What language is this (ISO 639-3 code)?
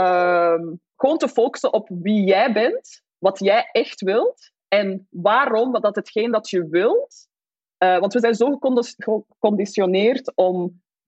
nld